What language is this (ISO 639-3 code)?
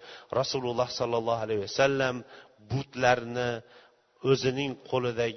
bul